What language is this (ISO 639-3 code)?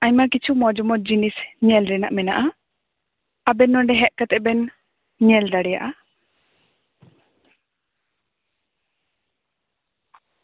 sat